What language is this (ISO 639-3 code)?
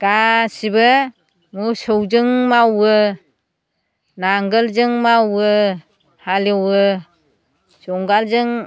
brx